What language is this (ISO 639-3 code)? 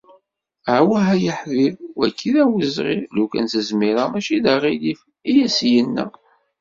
kab